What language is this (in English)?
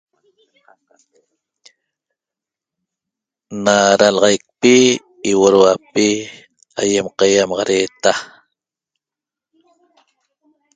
Toba